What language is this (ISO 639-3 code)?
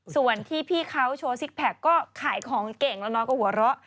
tha